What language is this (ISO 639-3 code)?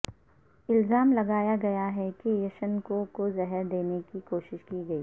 urd